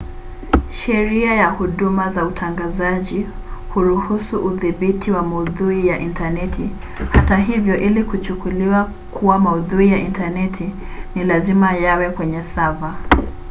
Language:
Swahili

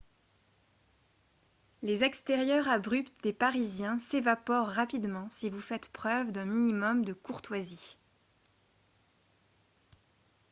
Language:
French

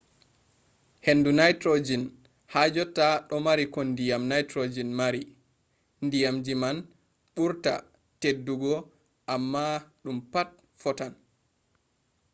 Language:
Fula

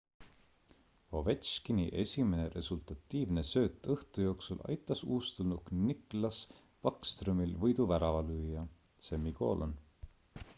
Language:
Estonian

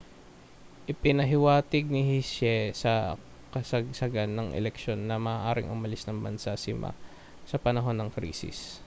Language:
Filipino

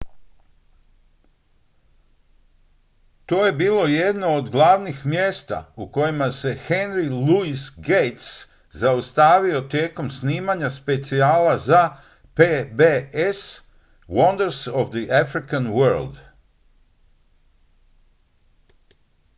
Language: Croatian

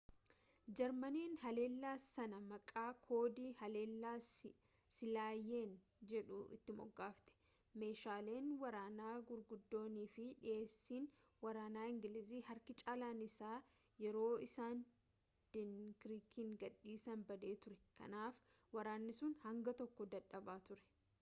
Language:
Oromo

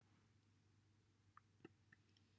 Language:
Welsh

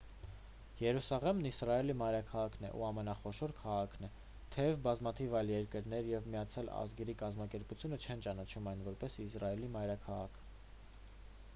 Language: Armenian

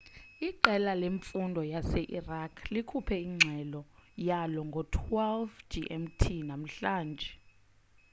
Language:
Xhosa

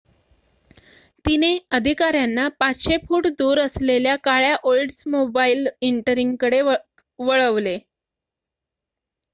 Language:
Marathi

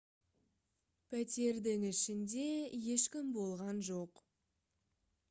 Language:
Kazakh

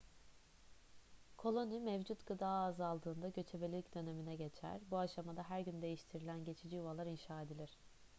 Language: Turkish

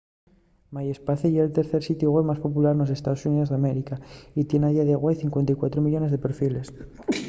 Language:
Asturian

